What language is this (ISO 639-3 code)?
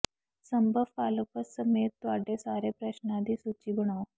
pan